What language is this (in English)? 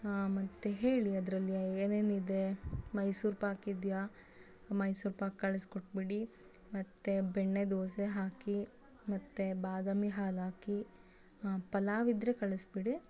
Kannada